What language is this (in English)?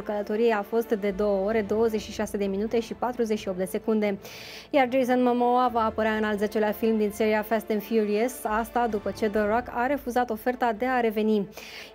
Romanian